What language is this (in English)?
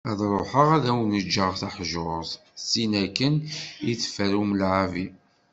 Kabyle